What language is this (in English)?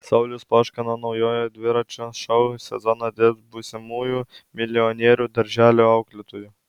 Lithuanian